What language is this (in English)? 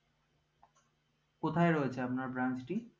Bangla